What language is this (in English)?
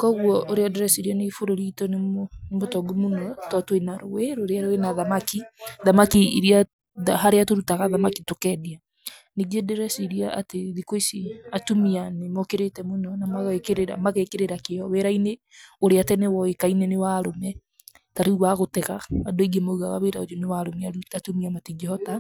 Kikuyu